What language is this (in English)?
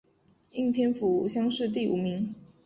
Chinese